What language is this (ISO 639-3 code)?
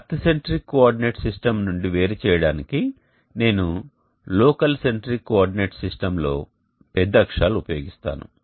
tel